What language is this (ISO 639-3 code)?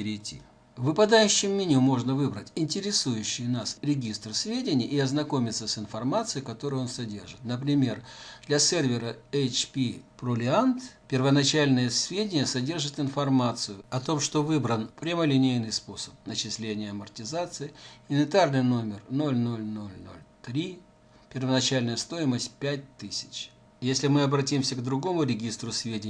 rus